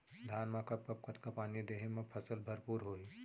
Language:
Chhattisgarhi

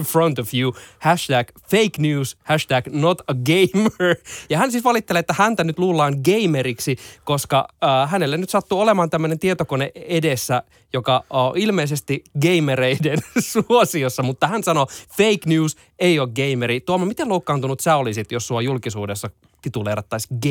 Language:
Finnish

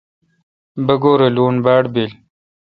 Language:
Kalkoti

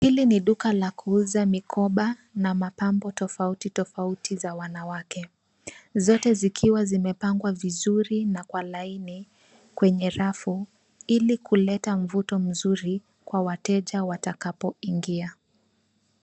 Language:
Swahili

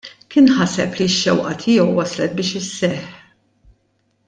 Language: Maltese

